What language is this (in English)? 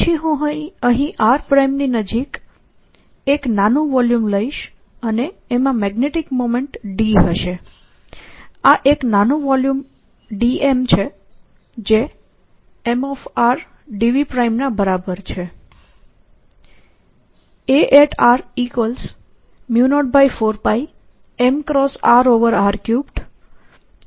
Gujarati